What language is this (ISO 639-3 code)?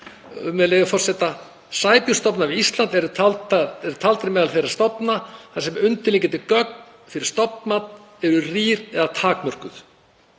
isl